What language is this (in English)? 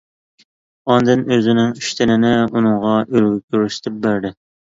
Uyghur